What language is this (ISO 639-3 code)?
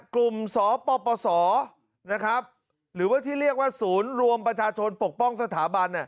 tha